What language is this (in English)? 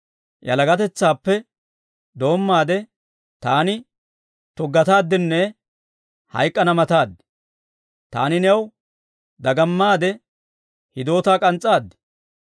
Dawro